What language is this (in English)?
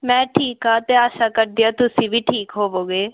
Punjabi